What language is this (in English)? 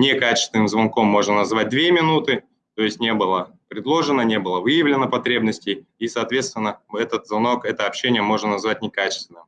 Russian